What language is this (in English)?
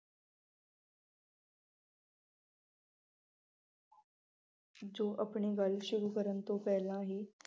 Punjabi